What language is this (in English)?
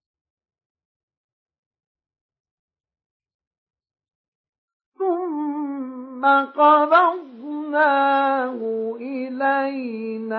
Arabic